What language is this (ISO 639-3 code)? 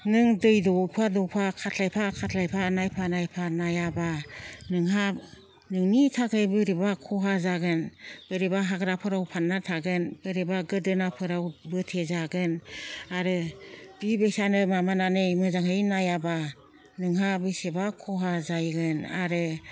brx